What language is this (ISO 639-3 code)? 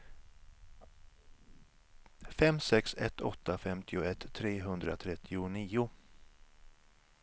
swe